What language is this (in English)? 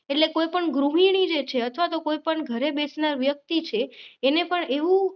Gujarati